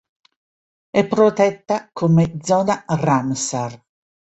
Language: Italian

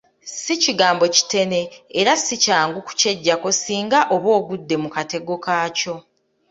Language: Ganda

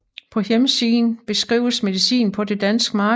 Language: Danish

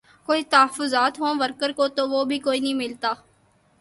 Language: Urdu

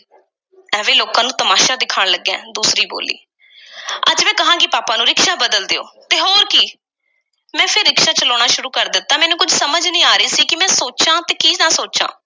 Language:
Punjabi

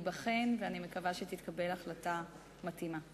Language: Hebrew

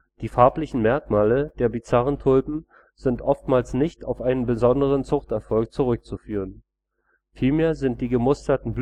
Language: German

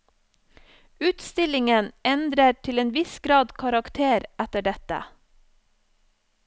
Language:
Norwegian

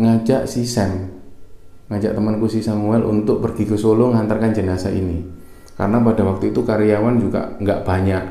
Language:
Indonesian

